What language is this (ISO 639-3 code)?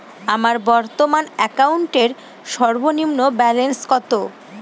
ben